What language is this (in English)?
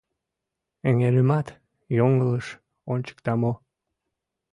Mari